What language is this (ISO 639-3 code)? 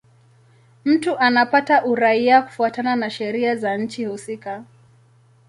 swa